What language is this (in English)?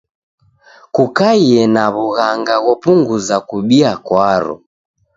Taita